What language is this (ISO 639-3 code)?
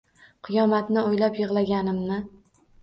uzb